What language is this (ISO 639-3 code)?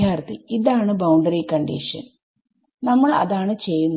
mal